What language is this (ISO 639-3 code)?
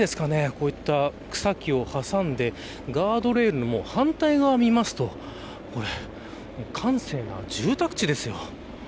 jpn